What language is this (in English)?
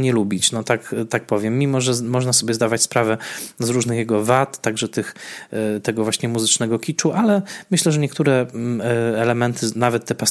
Polish